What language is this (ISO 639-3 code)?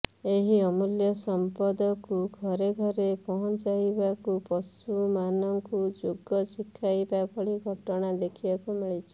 ori